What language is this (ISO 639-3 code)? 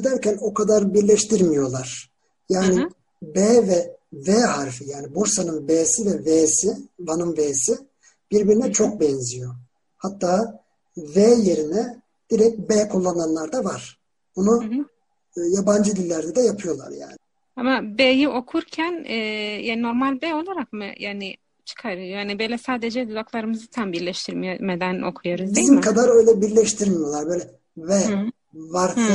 tur